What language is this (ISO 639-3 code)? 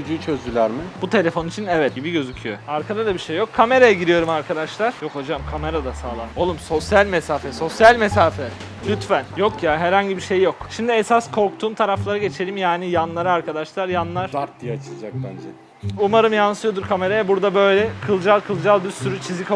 tur